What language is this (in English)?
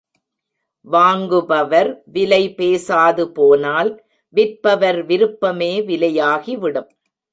Tamil